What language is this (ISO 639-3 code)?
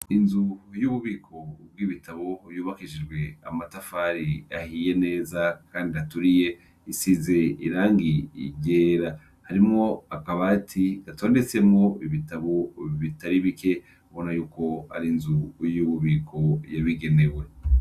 run